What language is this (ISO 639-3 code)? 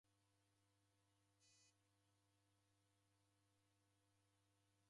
dav